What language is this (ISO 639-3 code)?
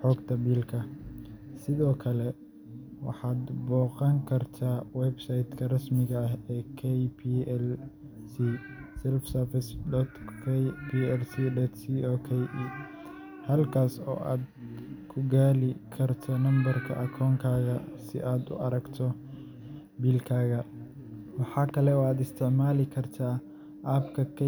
som